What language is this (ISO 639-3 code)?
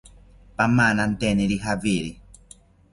cpy